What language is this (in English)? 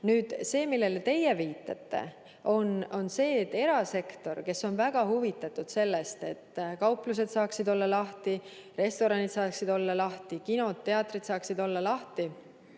Estonian